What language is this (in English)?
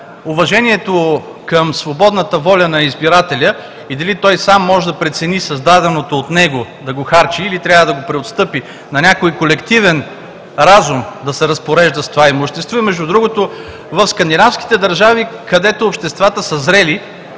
Bulgarian